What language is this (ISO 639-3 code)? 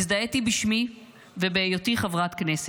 heb